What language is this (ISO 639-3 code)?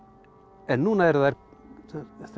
isl